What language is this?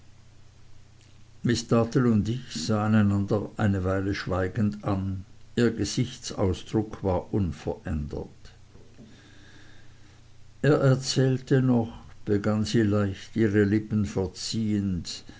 German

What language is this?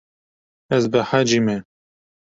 Kurdish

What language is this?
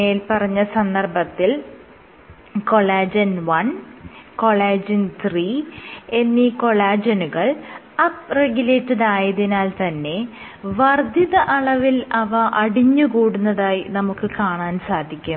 Malayalam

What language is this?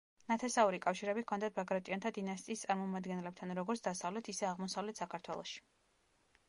Georgian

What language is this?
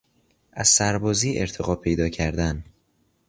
Persian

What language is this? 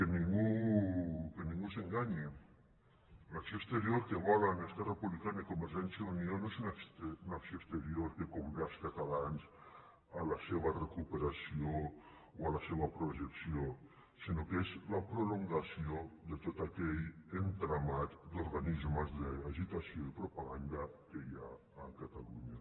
Catalan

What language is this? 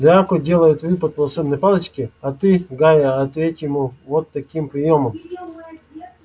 Russian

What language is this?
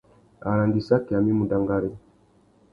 Tuki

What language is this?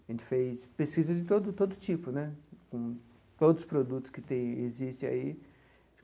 Portuguese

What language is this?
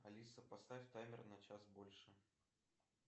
Russian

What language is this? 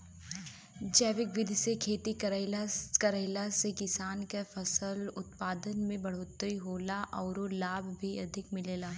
Bhojpuri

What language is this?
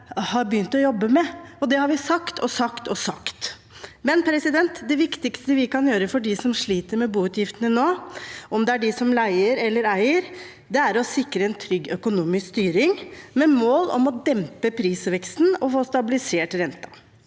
Norwegian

